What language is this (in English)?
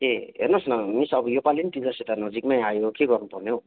Nepali